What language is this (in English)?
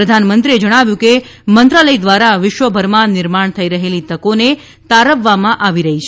Gujarati